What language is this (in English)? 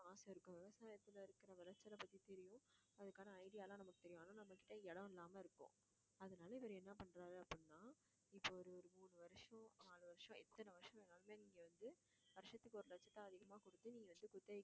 Tamil